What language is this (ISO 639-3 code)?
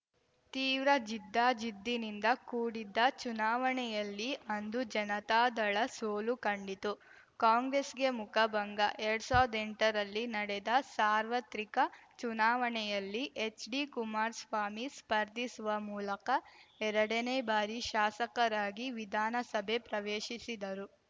kan